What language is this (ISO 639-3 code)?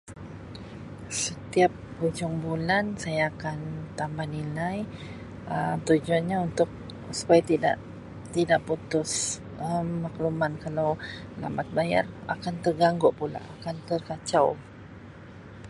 msi